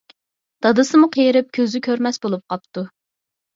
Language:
Uyghur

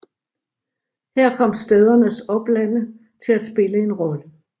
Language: Danish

